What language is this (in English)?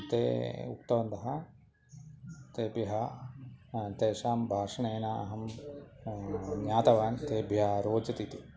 Sanskrit